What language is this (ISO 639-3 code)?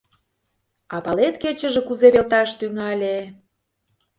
chm